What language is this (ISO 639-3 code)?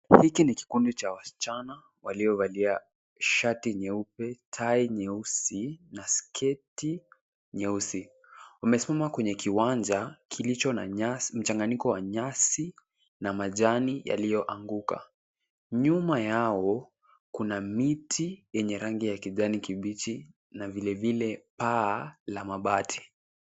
swa